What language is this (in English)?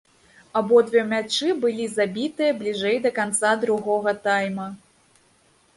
Belarusian